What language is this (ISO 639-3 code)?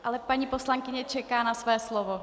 ces